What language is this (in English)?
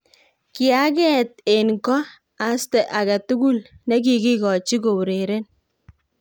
Kalenjin